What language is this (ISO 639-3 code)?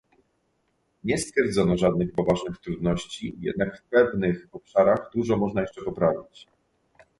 pol